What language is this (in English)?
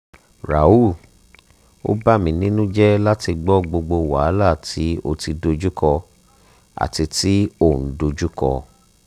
Yoruba